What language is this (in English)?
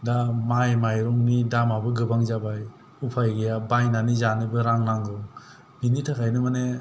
Bodo